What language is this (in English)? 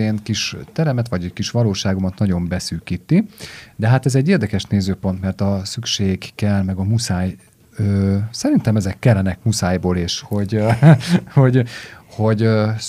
Hungarian